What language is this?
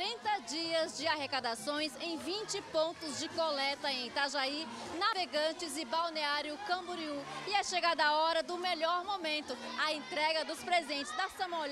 Portuguese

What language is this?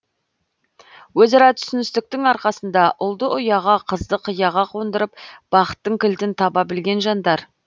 Kazakh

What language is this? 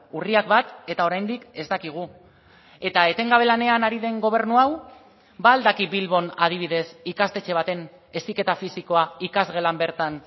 Basque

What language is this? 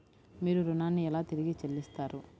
Telugu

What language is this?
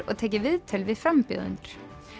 Icelandic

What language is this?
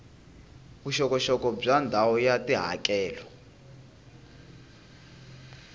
Tsonga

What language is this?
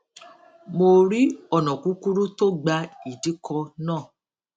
Yoruba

